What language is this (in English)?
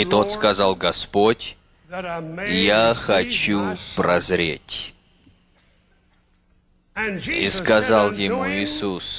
Russian